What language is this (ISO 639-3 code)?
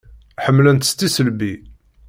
kab